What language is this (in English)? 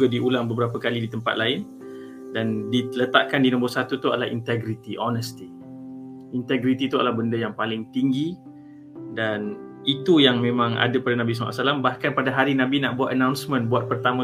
Malay